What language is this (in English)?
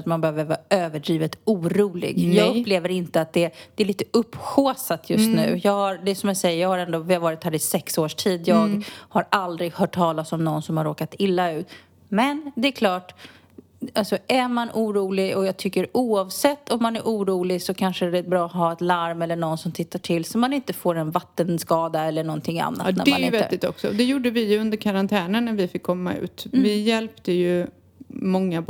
Swedish